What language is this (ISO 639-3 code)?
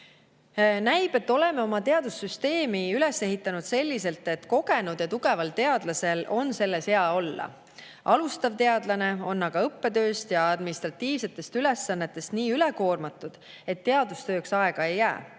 est